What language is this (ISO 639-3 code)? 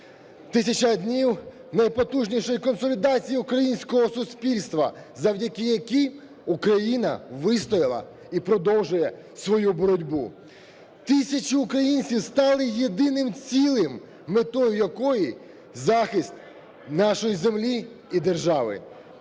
ukr